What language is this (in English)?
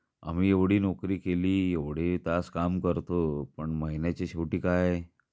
Marathi